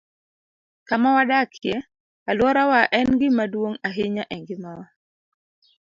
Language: Luo (Kenya and Tanzania)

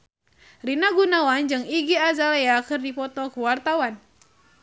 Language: Sundanese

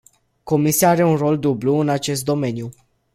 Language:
Romanian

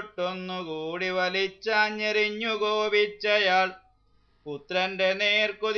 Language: French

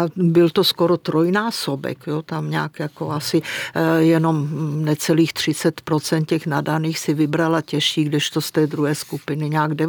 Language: Czech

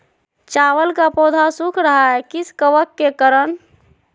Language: Magahi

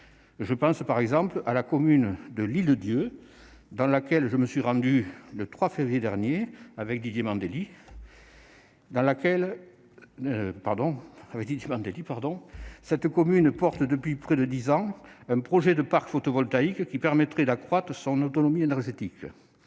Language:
French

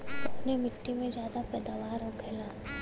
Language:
Bhojpuri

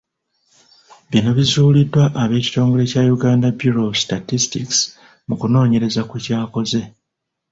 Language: Ganda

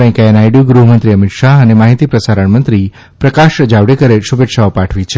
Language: Gujarati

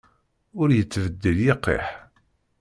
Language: Kabyle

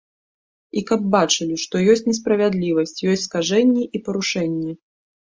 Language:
Belarusian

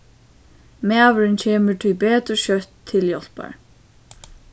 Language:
Faroese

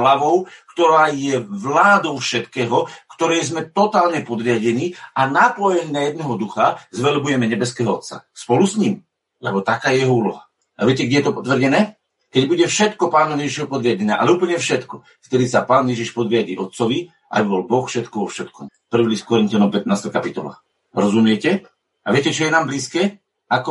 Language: Slovak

